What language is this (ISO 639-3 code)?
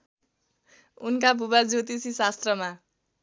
nep